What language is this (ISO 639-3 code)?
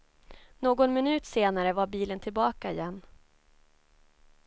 swe